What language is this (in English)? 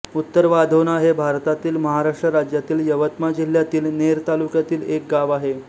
Marathi